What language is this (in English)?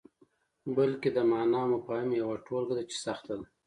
Pashto